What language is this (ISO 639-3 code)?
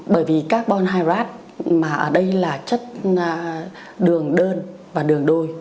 vie